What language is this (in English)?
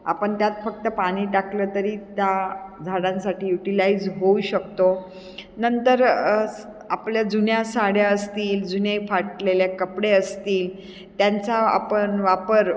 Marathi